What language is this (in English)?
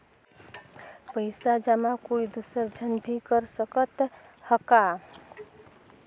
Chhattisgarhi